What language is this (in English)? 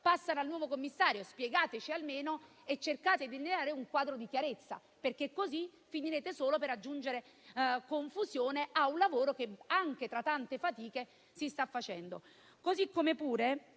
Italian